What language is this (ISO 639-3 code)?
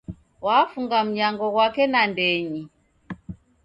dav